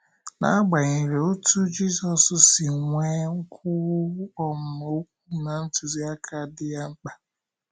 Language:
Igbo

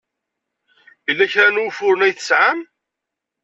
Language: Kabyle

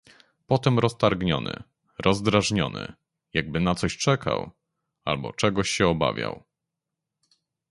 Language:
Polish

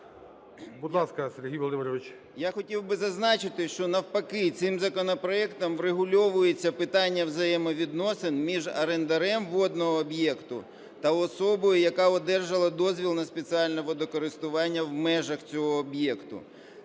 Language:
Ukrainian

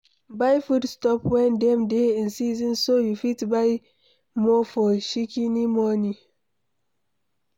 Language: Nigerian Pidgin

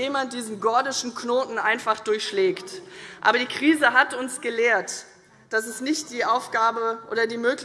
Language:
German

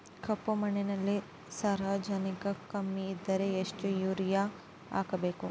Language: Kannada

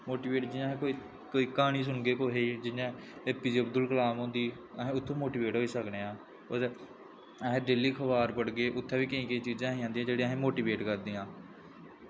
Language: Dogri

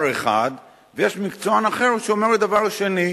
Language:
Hebrew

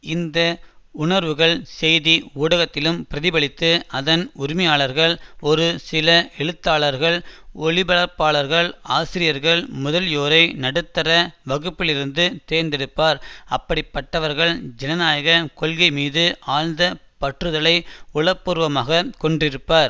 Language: Tamil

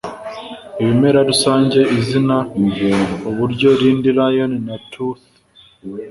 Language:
Kinyarwanda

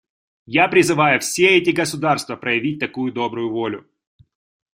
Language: Russian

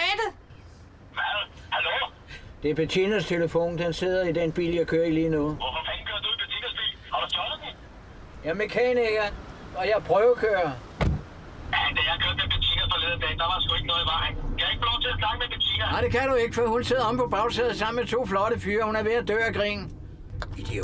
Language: Danish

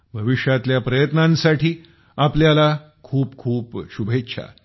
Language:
Marathi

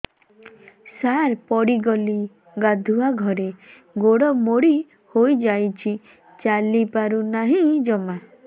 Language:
Odia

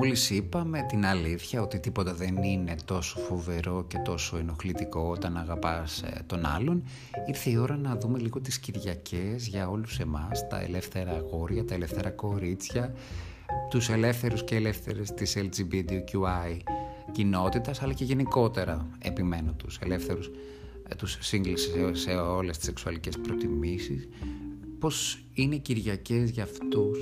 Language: Greek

